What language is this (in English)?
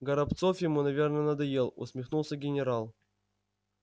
Russian